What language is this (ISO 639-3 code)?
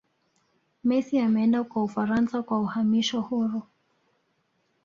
swa